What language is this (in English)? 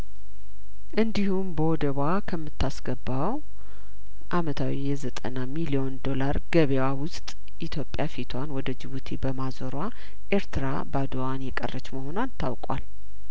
Amharic